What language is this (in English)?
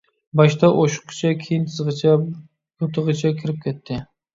Uyghur